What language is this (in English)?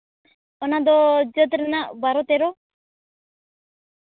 Santali